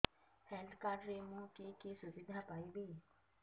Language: Odia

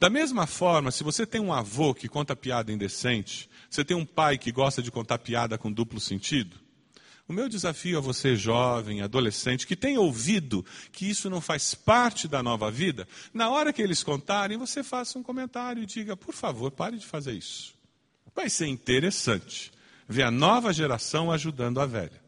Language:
Portuguese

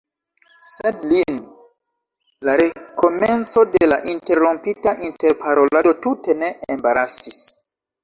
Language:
Esperanto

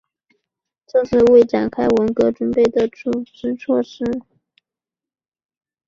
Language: Chinese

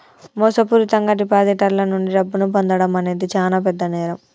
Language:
Telugu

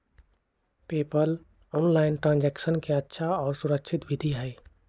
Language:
Magahi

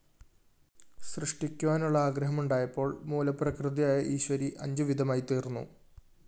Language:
Malayalam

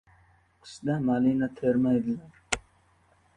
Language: Uzbek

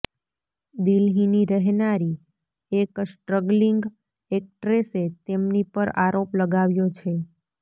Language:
Gujarati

